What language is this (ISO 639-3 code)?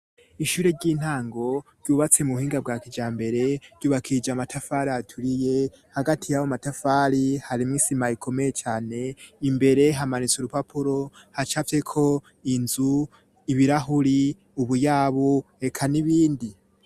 run